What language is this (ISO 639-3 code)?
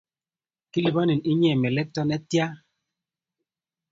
kln